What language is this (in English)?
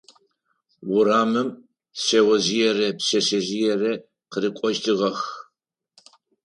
Adyghe